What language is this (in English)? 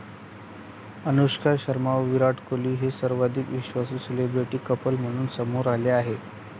Marathi